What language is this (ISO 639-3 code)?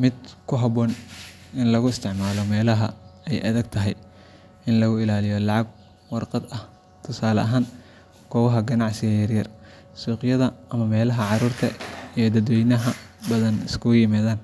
som